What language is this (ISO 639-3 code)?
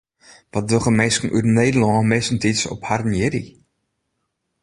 fry